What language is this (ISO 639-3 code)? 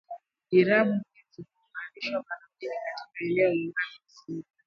swa